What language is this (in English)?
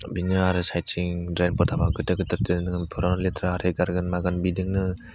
Bodo